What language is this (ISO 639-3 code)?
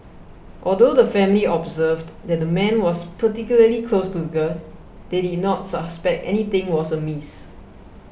eng